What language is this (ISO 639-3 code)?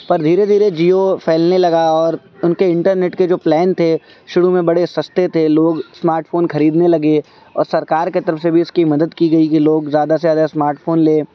urd